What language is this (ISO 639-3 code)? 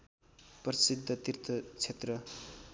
nep